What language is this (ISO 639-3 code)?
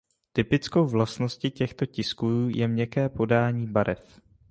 ces